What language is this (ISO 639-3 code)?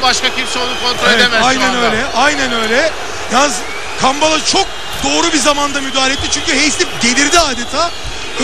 tur